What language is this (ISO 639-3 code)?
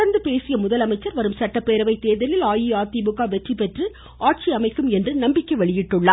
tam